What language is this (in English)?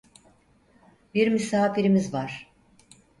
Turkish